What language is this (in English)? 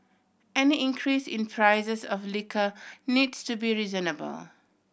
English